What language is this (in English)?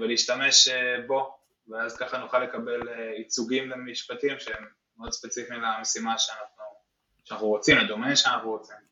Hebrew